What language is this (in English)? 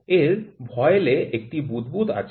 Bangla